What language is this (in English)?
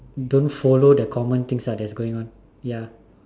English